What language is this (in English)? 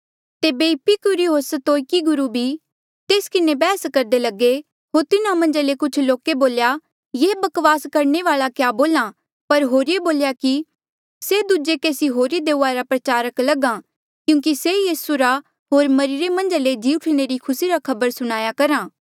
Mandeali